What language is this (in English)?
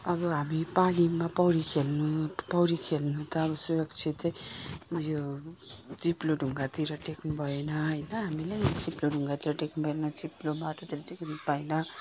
Nepali